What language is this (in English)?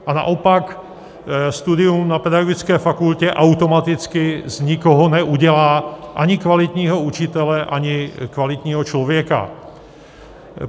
Czech